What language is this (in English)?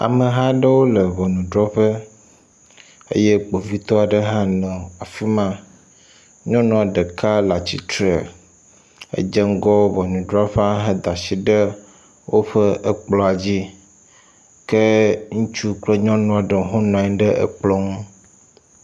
Ewe